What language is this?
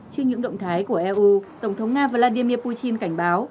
Vietnamese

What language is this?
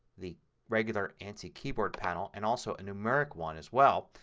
English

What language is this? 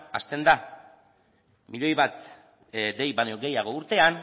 Basque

